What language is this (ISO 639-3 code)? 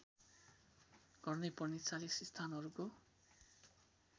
nep